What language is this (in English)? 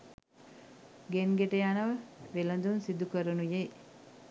Sinhala